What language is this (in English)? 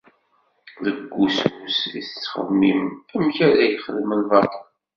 Kabyle